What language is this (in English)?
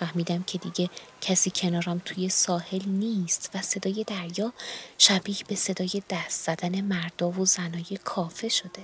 Persian